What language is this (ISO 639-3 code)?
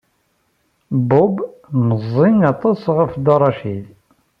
kab